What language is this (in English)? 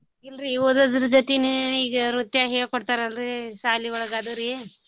Kannada